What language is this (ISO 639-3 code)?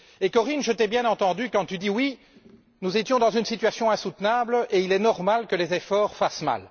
fra